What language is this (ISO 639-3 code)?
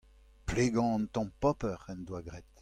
bre